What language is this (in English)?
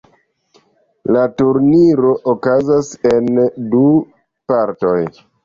Esperanto